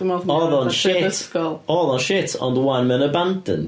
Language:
Welsh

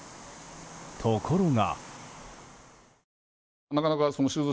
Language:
Japanese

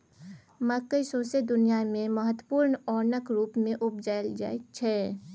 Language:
Maithili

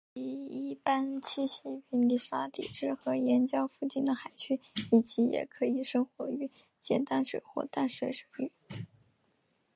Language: Chinese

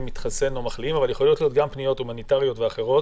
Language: Hebrew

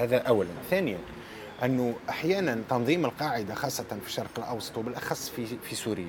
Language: Arabic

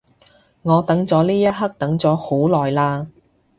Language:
Cantonese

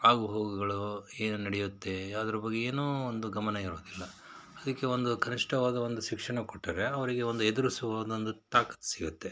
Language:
Kannada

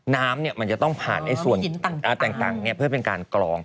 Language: Thai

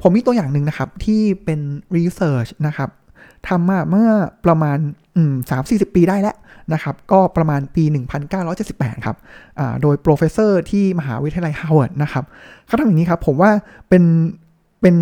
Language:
Thai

